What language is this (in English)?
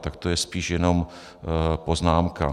Czech